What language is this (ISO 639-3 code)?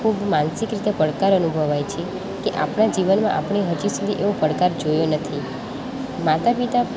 guj